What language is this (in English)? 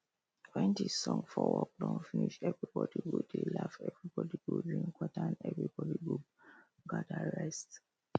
Nigerian Pidgin